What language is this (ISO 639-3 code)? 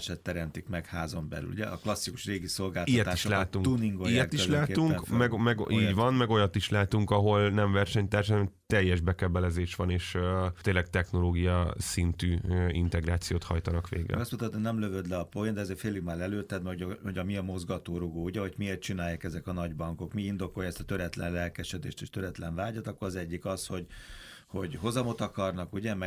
hun